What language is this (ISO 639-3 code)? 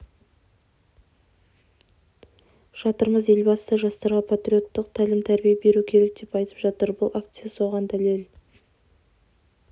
kaz